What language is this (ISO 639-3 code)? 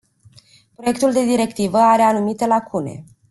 ron